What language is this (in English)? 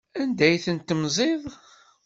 Kabyle